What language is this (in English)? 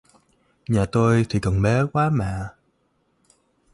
Vietnamese